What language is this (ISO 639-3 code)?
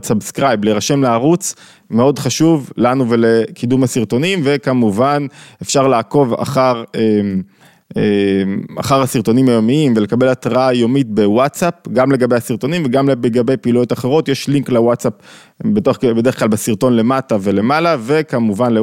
heb